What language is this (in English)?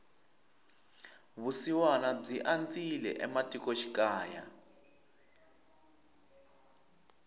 Tsonga